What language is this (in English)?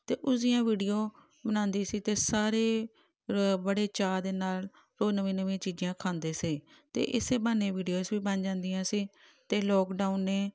Punjabi